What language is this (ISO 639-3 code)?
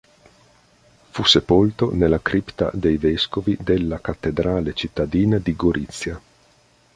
ita